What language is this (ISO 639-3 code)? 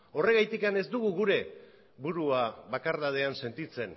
eus